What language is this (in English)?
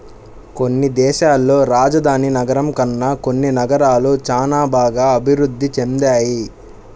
Telugu